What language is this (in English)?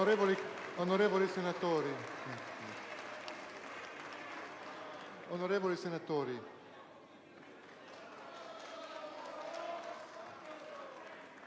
Italian